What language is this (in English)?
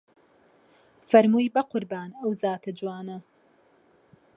Central Kurdish